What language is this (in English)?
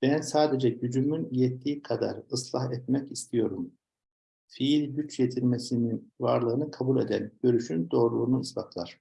Turkish